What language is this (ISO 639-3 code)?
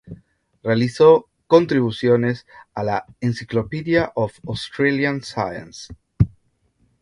spa